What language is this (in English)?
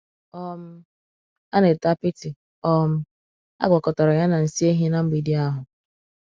Igbo